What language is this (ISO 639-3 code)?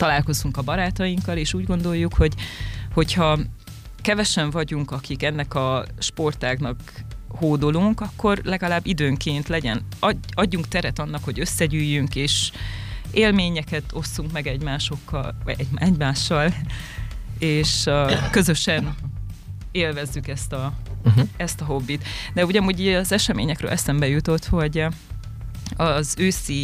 hun